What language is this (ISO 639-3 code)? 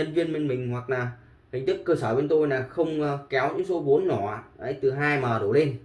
vie